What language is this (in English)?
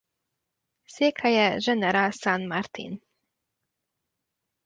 Hungarian